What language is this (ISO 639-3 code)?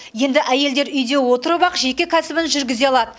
kaz